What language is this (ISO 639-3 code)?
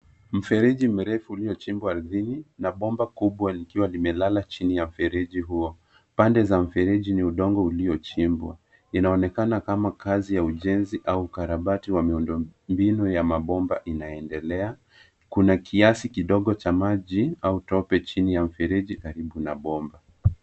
swa